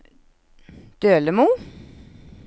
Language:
Norwegian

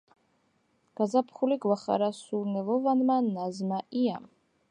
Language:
Georgian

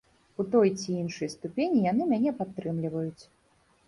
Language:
Belarusian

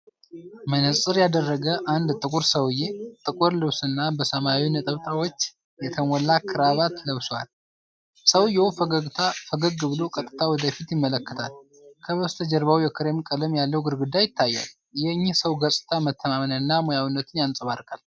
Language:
Amharic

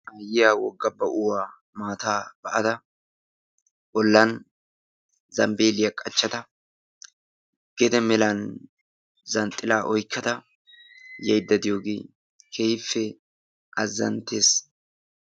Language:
Wolaytta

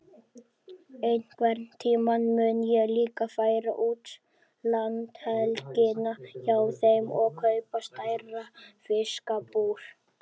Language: Icelandic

